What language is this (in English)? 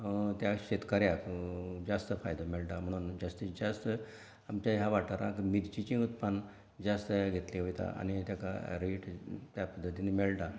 Konkani